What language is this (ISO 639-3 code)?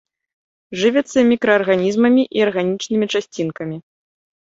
bel